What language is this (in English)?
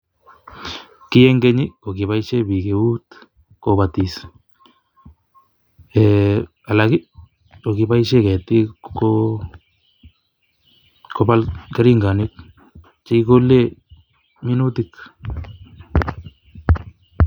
Kalenjin